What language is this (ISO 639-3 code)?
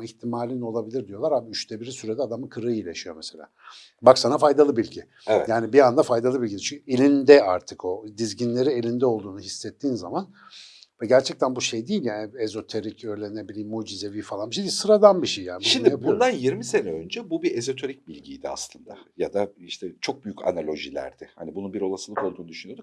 tur